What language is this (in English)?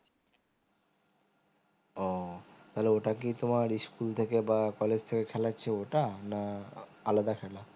Bangla